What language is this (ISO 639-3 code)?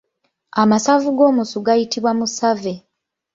lug